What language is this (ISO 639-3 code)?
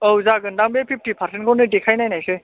brx